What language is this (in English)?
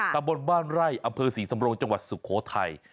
Thai